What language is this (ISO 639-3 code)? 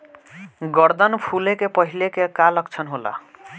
bho